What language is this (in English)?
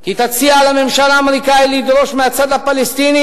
Hebrew